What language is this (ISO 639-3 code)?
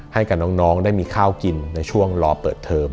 tha